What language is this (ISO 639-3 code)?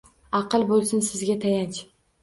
uzb